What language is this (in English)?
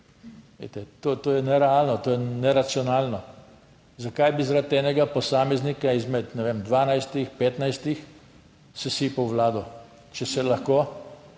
Slovenian